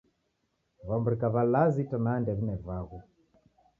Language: Taita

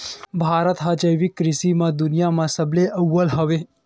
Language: Chhattisgarhi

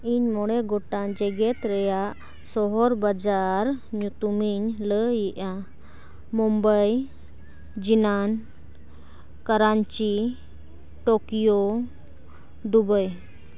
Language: Santali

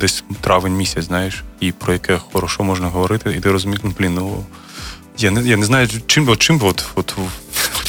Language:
Ukrainian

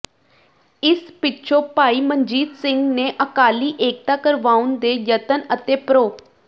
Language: Punjabi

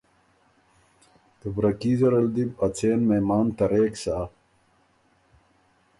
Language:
Ormuri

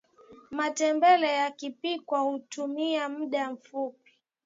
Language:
Swahili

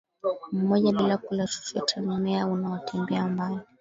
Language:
Swahili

